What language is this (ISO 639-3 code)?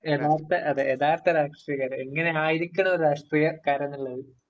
mal